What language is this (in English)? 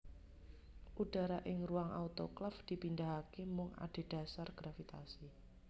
Javanese